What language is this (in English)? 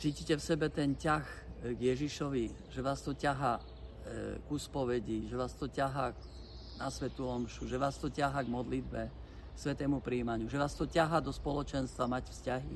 Slovak